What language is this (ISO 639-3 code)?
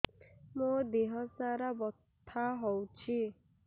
ori